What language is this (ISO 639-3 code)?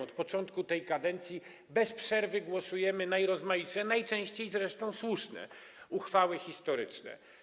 pol